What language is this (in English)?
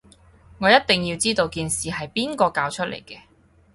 Cantonese